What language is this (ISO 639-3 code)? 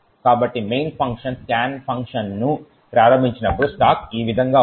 tel